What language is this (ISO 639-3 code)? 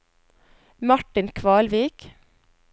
nor